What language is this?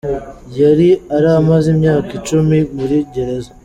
Kinyarwanda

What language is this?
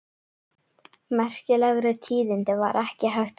Icelandic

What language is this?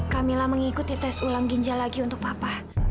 Indonesian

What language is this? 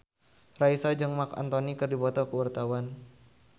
Sundanese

